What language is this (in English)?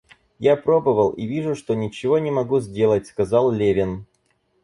Russian